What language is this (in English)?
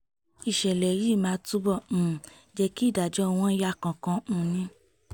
Yoruba